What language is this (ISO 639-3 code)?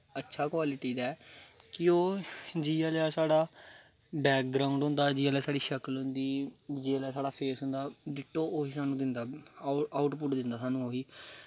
doi